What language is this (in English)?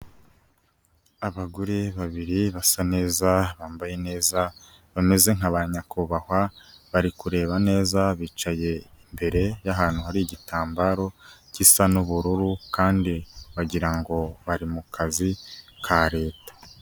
Kinyarwanda